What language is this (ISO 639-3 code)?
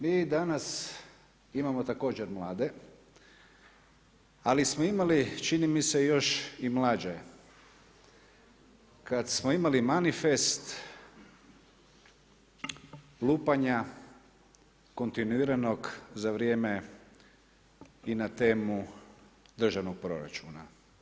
hrv